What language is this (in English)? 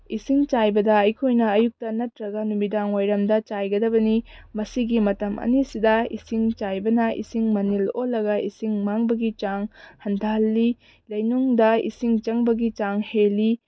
Manipuri